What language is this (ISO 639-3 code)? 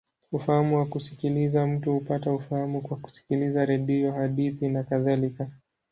swa